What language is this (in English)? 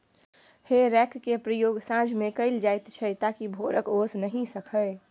Maithili